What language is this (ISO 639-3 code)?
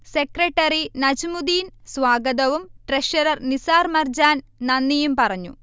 mal